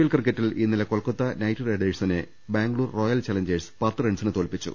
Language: Malayalam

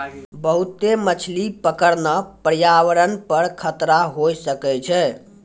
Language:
Maithili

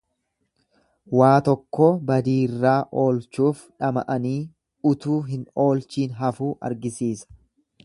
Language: Oromo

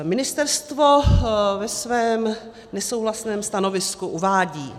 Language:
Czech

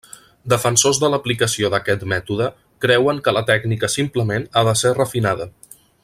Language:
Catalan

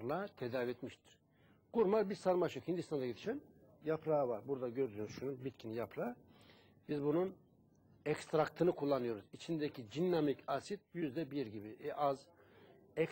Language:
Turkish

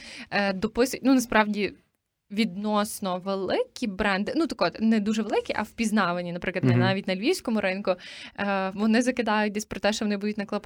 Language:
Ukrainian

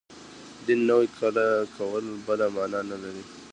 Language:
Pashto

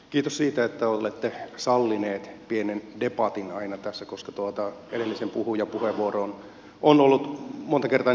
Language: Finnish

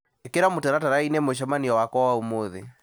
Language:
Kikuyu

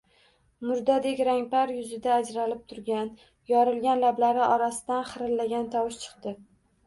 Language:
Uzbek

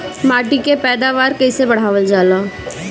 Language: Bhojpuri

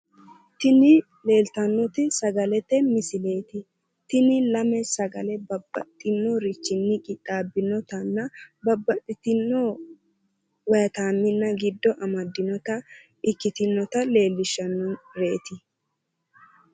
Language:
Sidamo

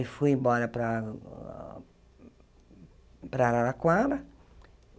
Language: Portuguese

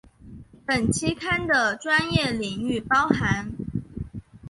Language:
Chinese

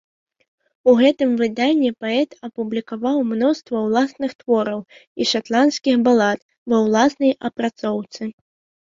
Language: Belarusian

